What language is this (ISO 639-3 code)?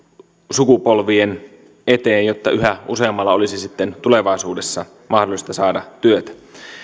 fin